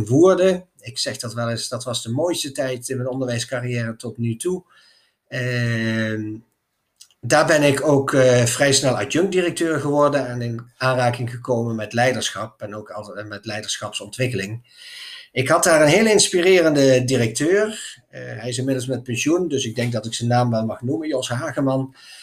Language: Dutch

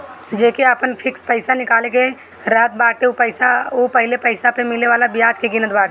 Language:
Bhojpuri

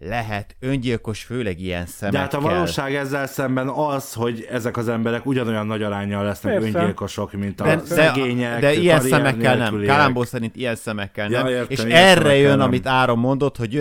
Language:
Hungarian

